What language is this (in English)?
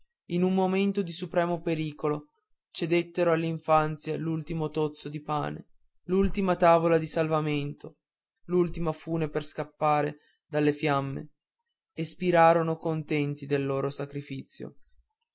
Italian